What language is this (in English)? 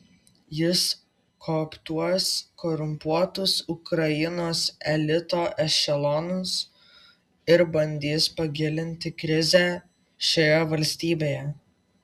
Lithuanian